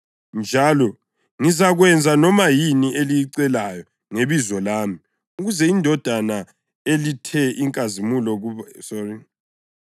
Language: North Ndebele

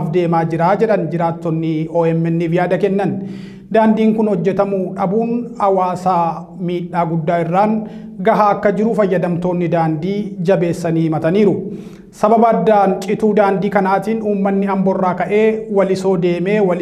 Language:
Indonesian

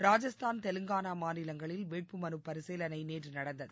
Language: Tamil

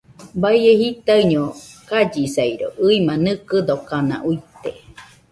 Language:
Nüpode Huitoto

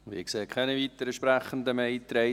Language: Swiss German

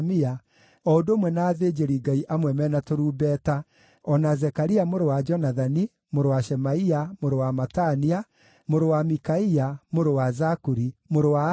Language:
Kikuyu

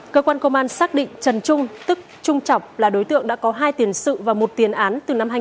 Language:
Vietnamese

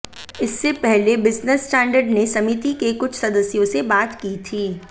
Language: Hindi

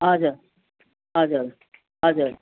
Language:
Nepali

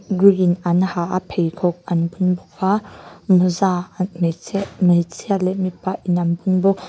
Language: Mizo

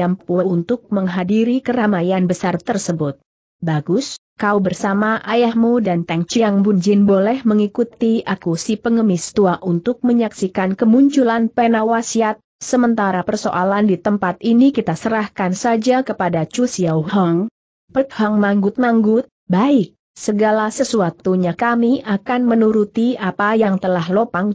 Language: Indonesian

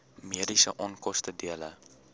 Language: Afrikaans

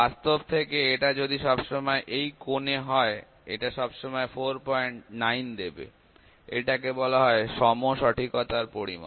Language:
Bangla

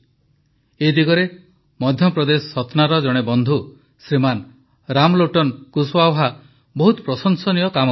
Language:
Odia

